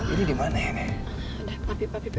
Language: Indonesian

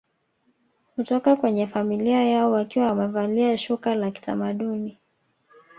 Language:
Swahili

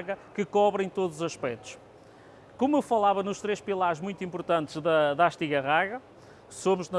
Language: Portuguese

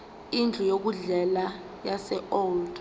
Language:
Zulu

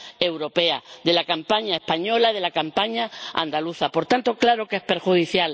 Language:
Spanish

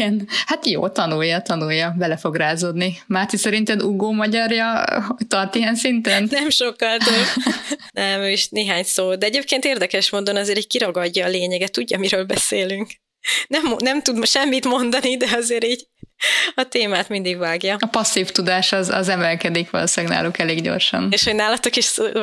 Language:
Hungarian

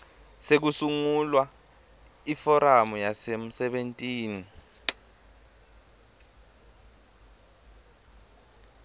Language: Swati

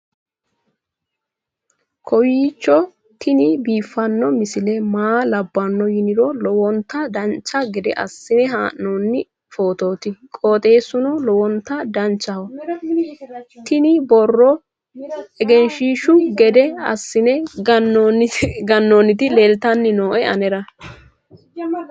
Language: Sidamo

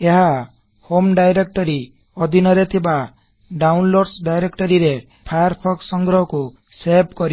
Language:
Odia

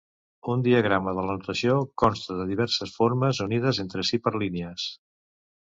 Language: Catalan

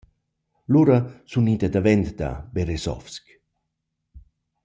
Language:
Romansh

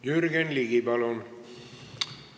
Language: Estonian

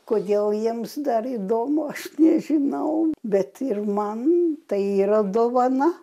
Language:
Lithuanian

